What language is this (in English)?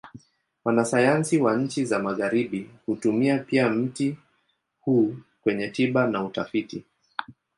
Swahili